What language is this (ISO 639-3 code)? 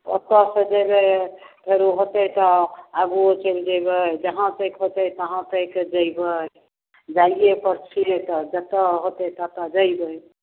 mai